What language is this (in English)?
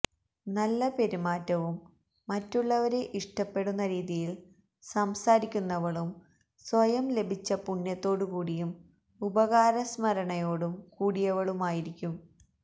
Malayalam